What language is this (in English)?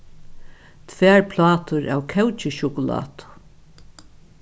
Faroese